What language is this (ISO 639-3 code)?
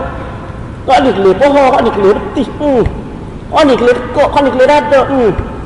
msa